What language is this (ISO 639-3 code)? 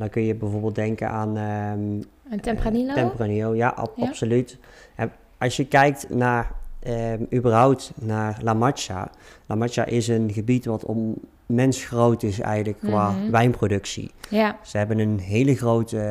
nld